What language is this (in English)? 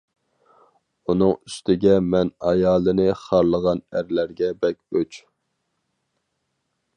Uyghur